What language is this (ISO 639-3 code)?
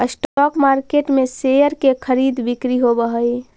mag